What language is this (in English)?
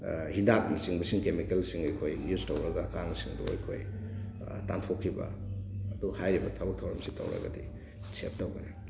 Manipuri